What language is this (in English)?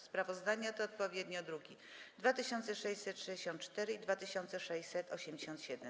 Polish